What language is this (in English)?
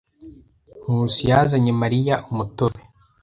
Kinyarwanda